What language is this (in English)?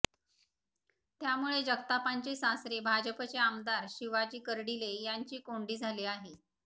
Marathi